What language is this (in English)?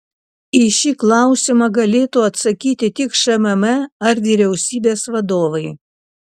Lithuanian